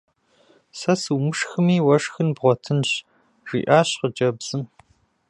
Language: Kabardian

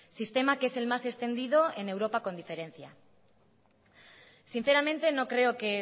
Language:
Spanish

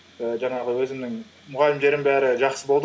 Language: Kazakh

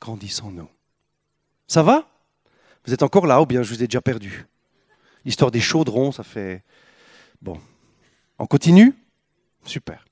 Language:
French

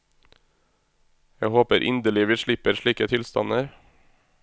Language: Norwegian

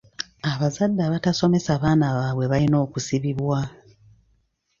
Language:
Ganda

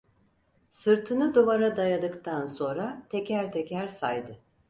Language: Turkish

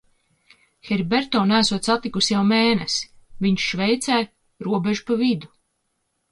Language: Latvian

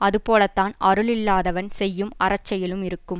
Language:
Tamil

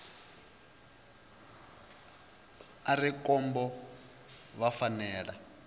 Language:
Venda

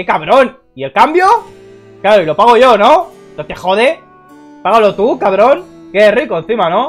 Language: Spanish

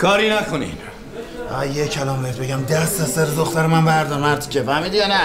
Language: Persian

